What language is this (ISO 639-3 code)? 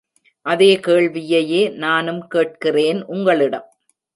tam